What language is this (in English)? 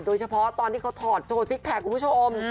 Thai